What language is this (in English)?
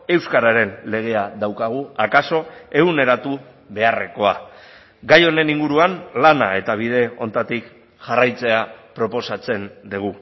Basque